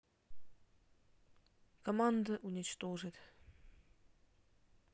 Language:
Russian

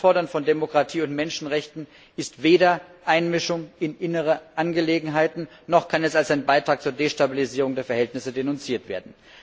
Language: German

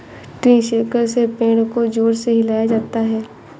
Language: Hindi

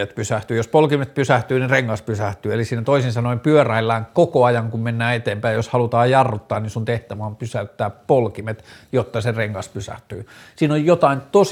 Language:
Finnish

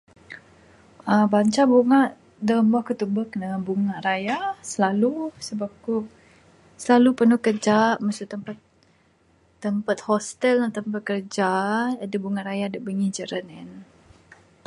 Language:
Bukar-Sadung Bidayuh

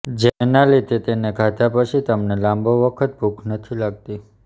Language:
Gujarati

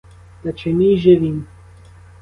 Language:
Ukrainian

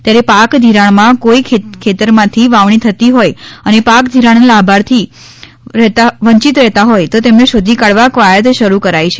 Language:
Gujarati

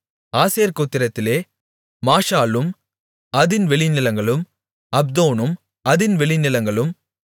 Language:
Tamil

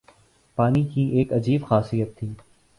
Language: Urdu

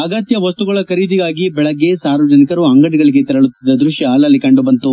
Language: Kannada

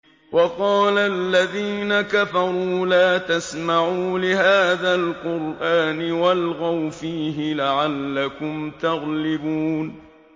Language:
Arabic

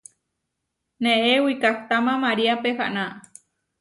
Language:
Huarijio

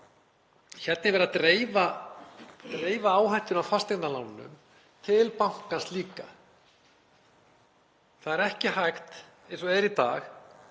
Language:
Icelandic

